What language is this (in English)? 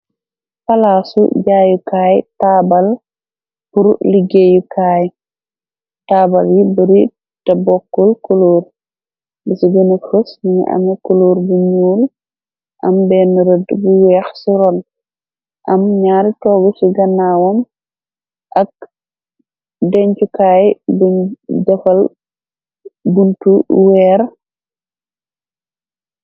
Wolof